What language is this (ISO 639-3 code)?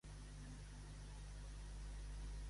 cat